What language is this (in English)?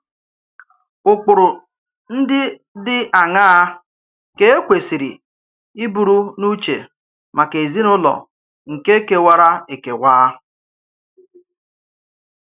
Igbo